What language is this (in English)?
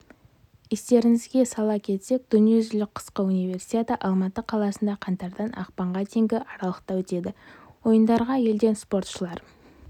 Kazakh